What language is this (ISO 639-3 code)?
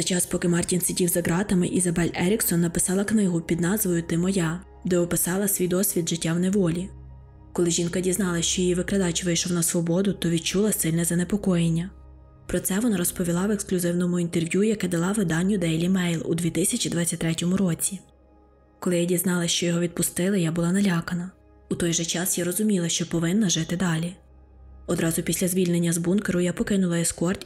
ukr